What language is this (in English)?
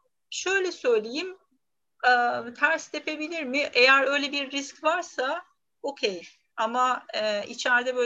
Turkish